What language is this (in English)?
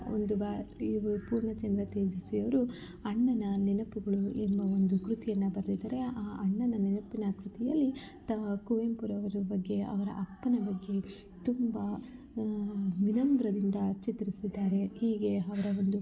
Kannada